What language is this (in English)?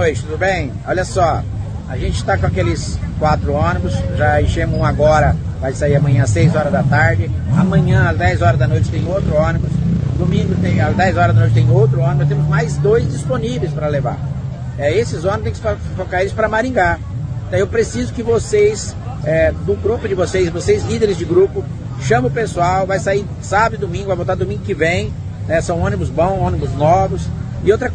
Portuguese